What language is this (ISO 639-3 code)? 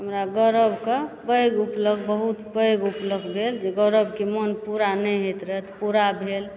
mai